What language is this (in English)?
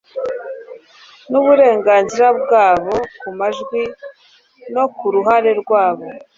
Kinyarwanda